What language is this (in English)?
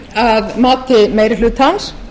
Icelandic